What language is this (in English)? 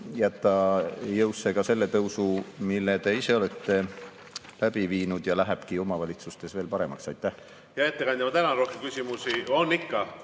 Estonian